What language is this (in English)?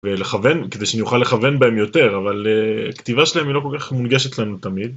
Hebrew